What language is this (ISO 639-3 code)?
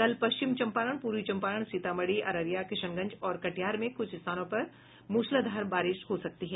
hin